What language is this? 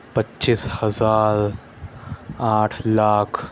Urdu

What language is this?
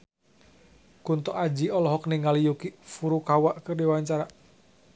Sundanese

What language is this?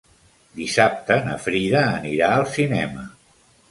Catalan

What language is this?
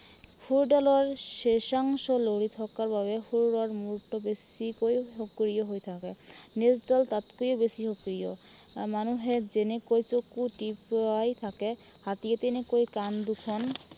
Assamese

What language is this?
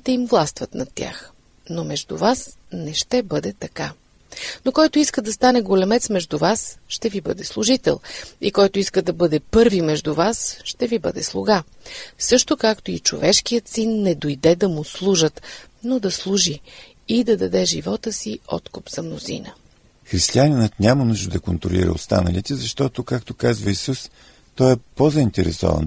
Bulgarian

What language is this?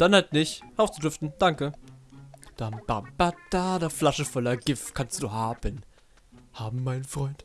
German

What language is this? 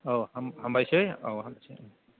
Bodo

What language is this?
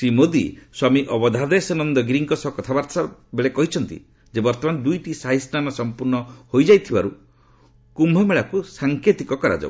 Odia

